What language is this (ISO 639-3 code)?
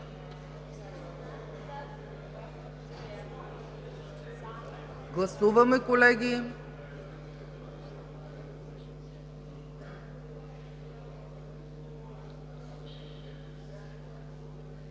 bul